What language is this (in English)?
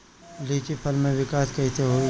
Bhojpuri